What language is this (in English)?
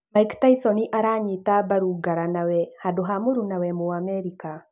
Kikuyu